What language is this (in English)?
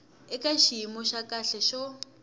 Tsonga